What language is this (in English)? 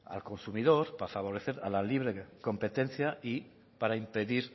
Spanish